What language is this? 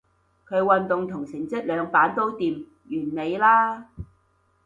Cantonese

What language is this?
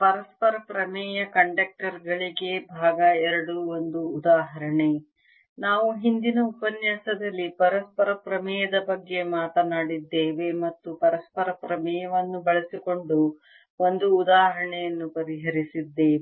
Kannada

